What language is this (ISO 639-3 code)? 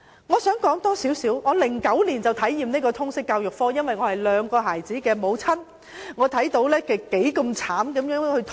yue